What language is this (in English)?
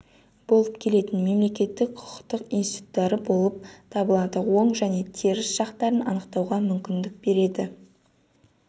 Kazakh